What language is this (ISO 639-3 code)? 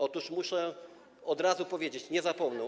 pol